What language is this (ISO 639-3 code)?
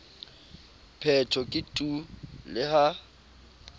sot